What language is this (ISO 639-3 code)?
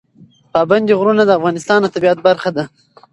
pus